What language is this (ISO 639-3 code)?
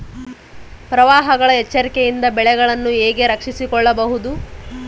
kan